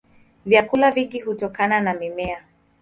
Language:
Swahili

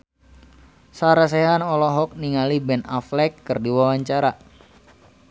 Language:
Sundanese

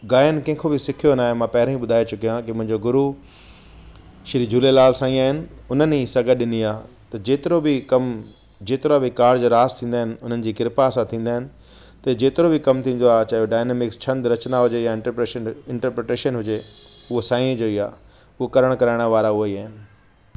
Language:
Sindhi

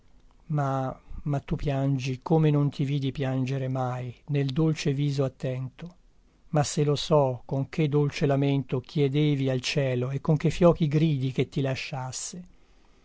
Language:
Italian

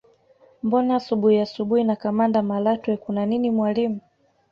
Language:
Swahili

